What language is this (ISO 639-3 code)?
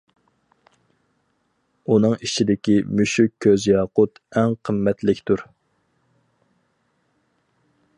uig